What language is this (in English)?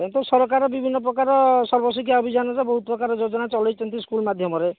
Odia